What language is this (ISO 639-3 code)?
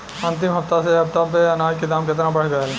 bho